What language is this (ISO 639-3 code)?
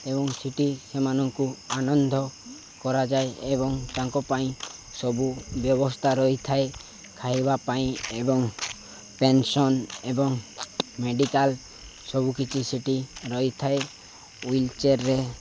ori